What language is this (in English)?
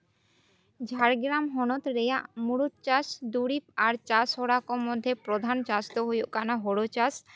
Santali